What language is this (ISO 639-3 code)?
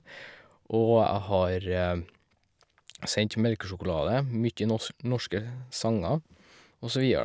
nor